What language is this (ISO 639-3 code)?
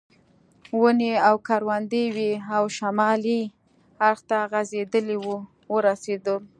pus